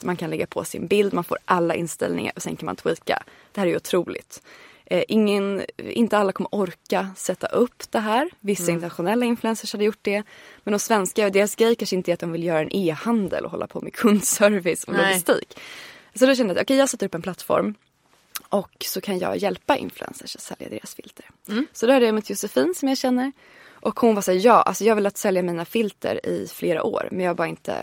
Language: Swedish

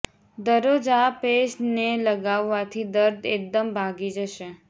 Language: Gujarati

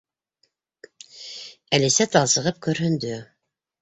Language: Bashkir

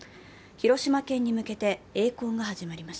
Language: Japanese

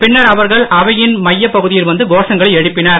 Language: Tamil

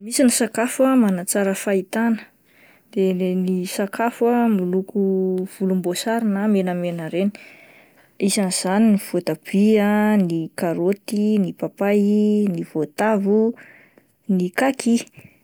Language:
Malagasy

